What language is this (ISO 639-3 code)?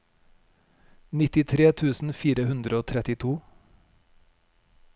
nor